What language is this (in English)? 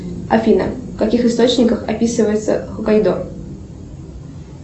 Russian